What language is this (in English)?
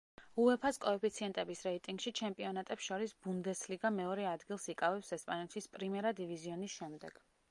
Georgian